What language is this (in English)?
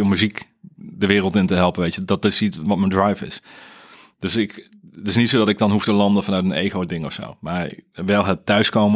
Dutch